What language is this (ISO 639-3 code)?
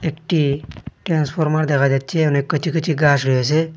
ben